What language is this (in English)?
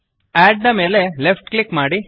Kannada